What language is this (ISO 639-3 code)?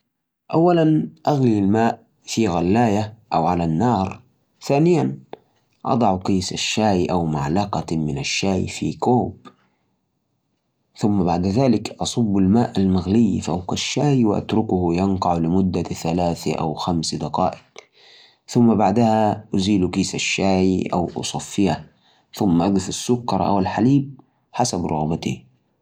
ars